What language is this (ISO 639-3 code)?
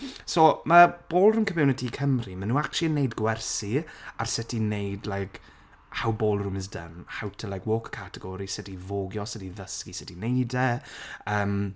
cym